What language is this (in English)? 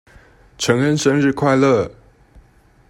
Chinese